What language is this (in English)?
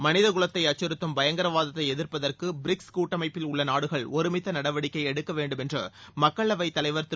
Tamil